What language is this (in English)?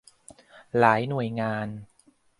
Thai